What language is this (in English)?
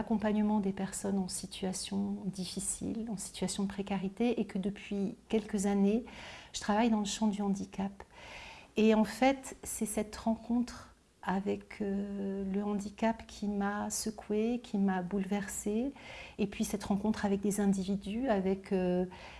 French